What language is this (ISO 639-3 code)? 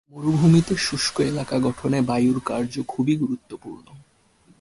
ben